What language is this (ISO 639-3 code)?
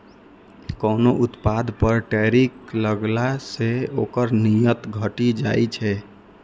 mai